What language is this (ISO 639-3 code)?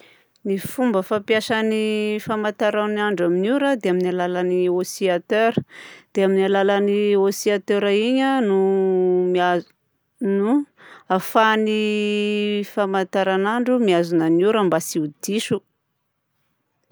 bzc